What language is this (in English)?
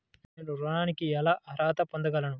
Telugu